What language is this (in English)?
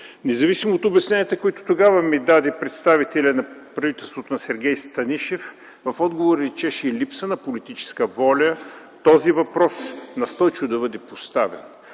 Bulgarian